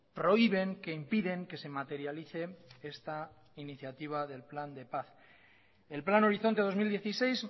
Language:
Spanish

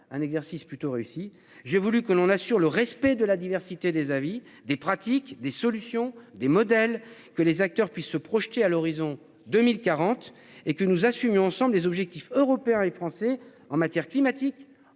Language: French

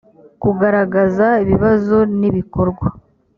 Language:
Kinyarwanda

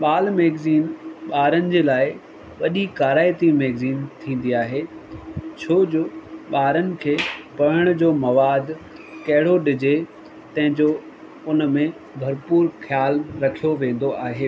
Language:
Sindhi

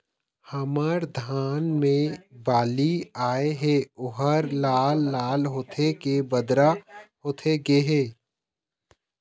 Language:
Chhattisgarhi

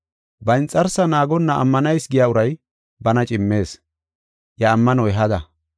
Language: Gofa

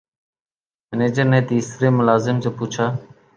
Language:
Urdu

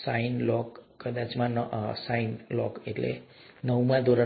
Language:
Gujarati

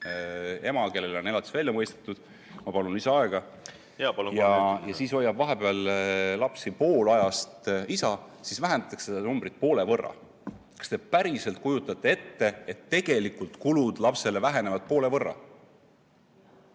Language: Estonian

